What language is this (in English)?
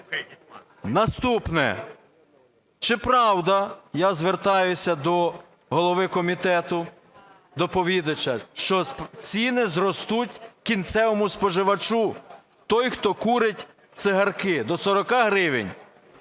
Ukrainian